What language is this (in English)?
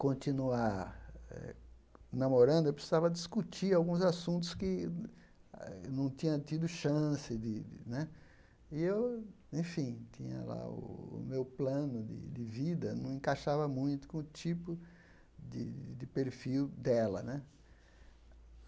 Portuguese